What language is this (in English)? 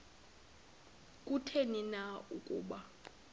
Xhosa